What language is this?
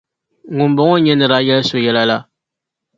Dagbani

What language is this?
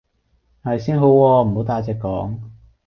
Cantonese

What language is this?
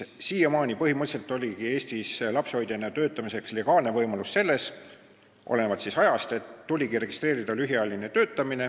Estonian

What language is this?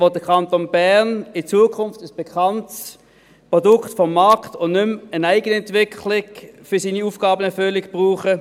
Swiss German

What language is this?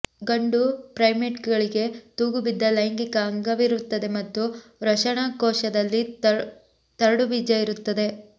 Kannada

